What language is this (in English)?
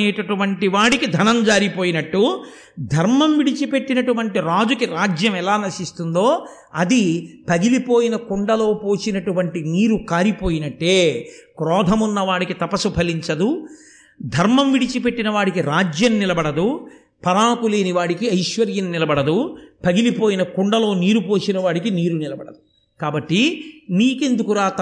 Telugu